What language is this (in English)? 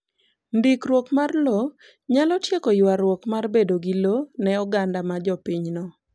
Luo (Kenya and Tanzania)